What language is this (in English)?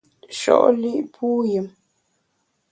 Bamun